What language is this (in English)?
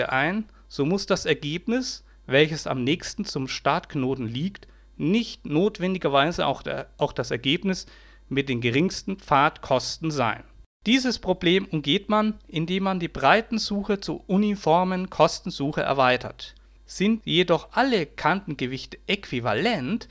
German